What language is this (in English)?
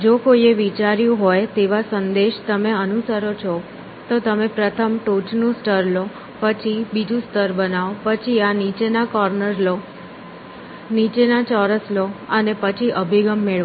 Gujarati